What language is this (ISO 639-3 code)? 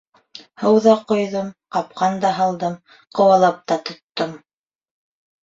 bak